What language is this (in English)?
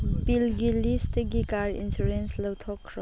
Manipuri